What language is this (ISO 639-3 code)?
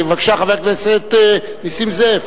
heb